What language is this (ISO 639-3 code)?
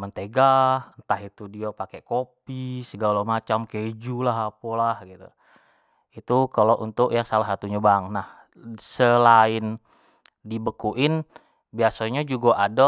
jax